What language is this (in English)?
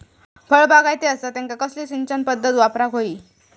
Marathi